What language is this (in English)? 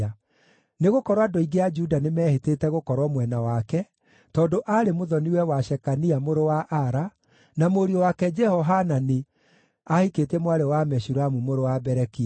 Kikuyu